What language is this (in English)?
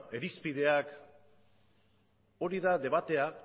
Basque